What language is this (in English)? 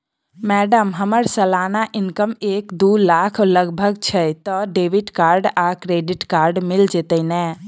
Maithili